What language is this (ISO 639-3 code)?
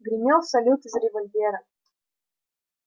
rus